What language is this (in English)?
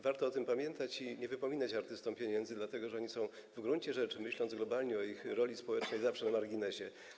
Polish